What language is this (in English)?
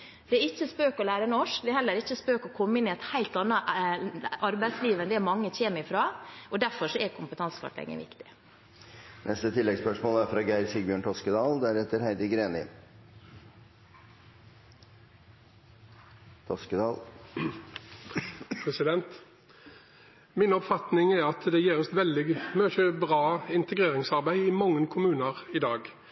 Norwegian